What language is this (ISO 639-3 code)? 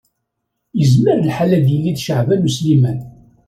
kab